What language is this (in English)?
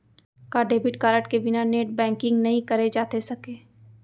Chhattisgarhi